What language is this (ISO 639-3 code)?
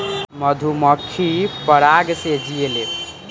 bho